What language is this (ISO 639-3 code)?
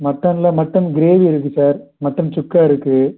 tam